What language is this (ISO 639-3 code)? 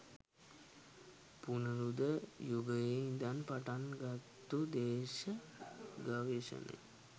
sin